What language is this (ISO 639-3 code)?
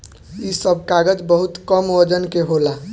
bho